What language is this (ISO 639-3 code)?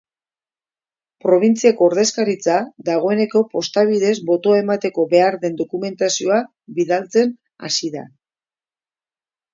eus